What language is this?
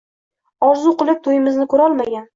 Uzbek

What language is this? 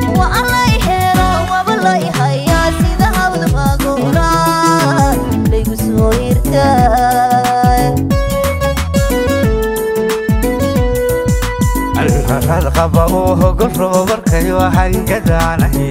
Arabic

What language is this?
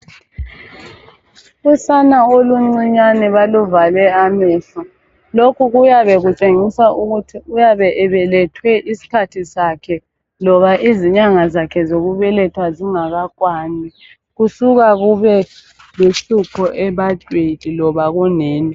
North Ndebele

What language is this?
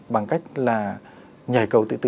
Vietnamese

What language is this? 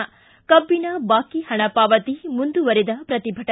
Kannada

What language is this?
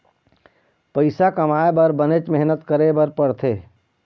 Chhattisgarhi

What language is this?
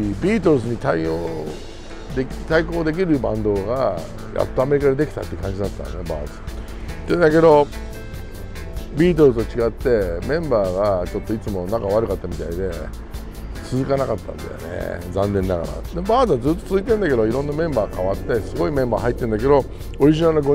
Japanese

